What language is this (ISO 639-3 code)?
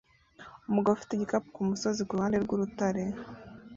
kin